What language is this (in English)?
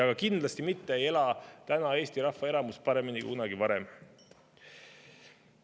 Estonian